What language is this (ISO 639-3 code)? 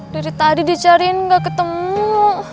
ind